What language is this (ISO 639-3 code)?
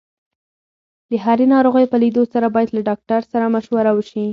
pus